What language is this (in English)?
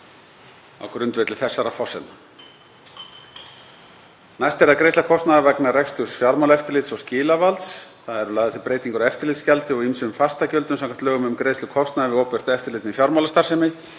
Icelandic